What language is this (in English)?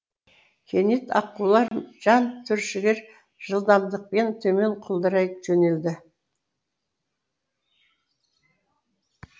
Kazakh